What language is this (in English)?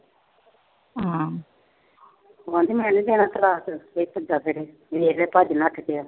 Punjabi